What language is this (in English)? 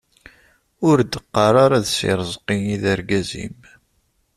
Kabyle